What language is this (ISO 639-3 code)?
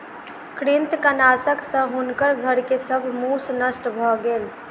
mai